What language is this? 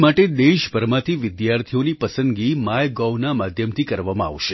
Gujarati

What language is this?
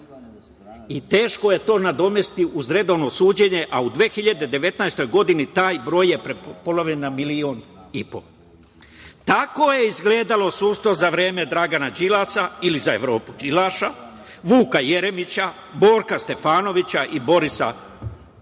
Serbian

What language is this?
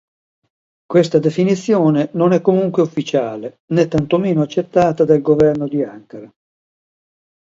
Italian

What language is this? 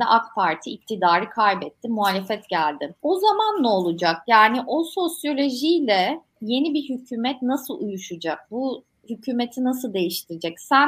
Turkish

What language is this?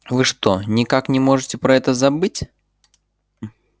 Russian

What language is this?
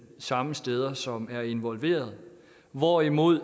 Danish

